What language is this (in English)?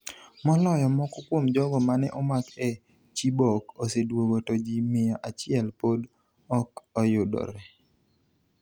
Luo (Kenya and Tanzania)